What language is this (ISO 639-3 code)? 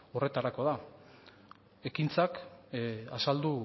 eus